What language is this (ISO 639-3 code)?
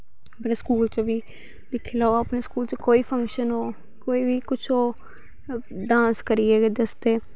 doi